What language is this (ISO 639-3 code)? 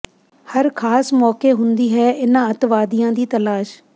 pan